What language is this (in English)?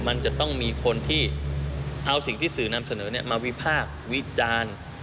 Thai